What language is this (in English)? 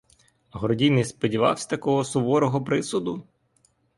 Ukrainian